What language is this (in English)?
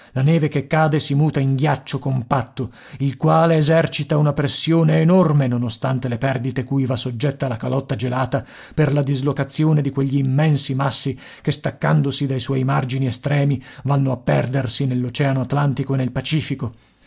Italian